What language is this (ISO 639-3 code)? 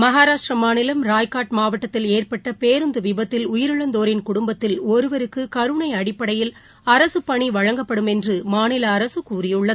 tam